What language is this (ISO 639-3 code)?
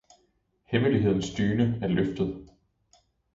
dan